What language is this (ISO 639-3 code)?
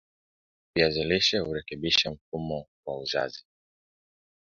swa